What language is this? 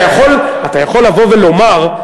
Hebrew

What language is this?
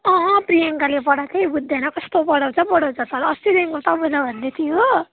Nepali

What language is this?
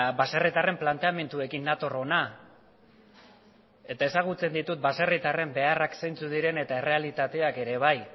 Basque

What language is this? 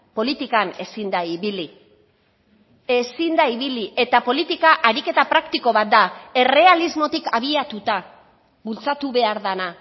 Basque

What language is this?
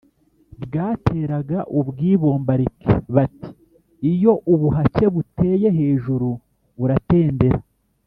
Kinyarwanda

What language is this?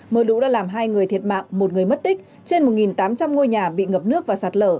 Vietnamese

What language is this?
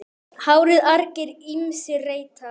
Icelandic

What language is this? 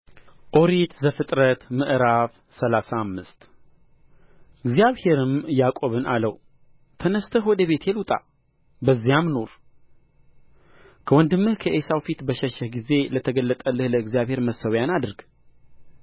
Amharic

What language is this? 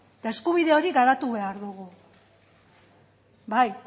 Basque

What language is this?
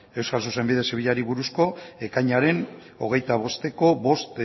Basque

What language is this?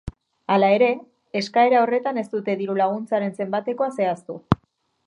Basque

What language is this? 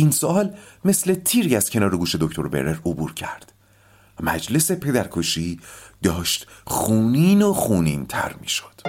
Persian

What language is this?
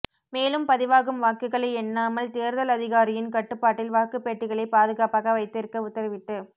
Tamil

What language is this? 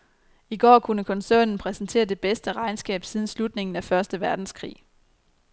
Danish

